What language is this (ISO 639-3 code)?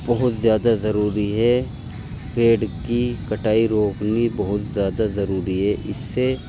urd